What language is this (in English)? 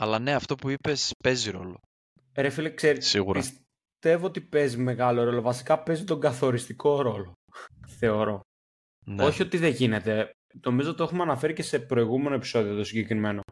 Greek